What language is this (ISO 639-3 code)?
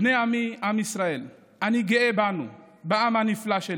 heb